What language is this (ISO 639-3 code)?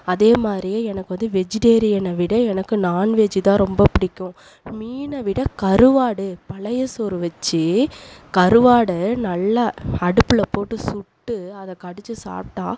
tam